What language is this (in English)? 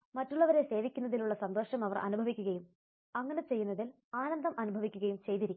Malayalam